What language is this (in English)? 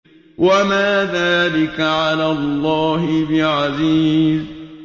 Arabic